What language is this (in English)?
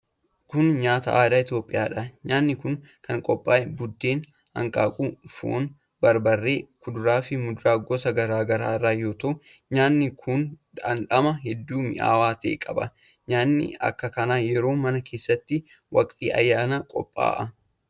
Oromo